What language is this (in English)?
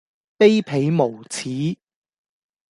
Cantonese